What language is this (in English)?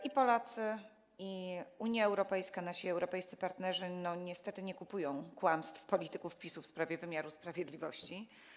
Polish